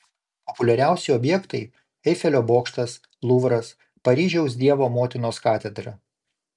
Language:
Lithuanian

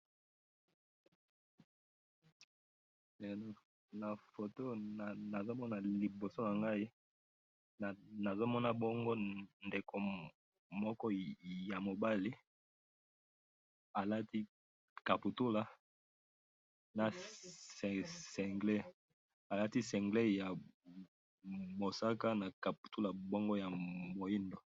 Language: Lingala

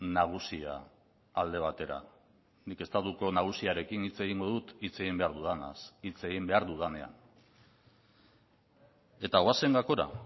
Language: Basque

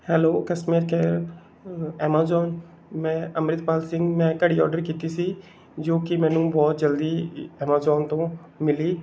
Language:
Punjabi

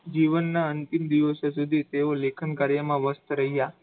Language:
Gujarati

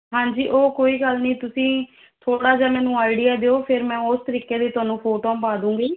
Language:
Punjabi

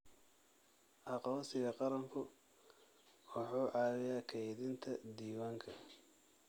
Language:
Somali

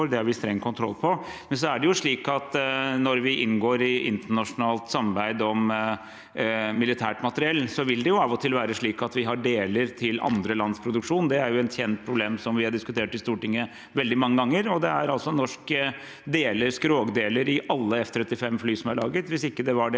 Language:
Norwegian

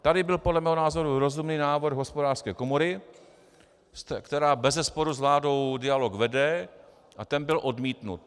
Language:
Czech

